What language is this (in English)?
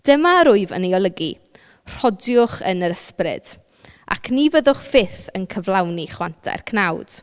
Welsh